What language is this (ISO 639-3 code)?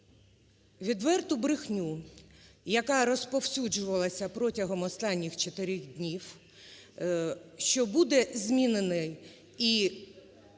ukr